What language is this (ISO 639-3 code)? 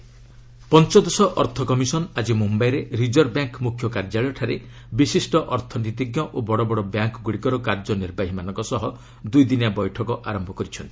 ori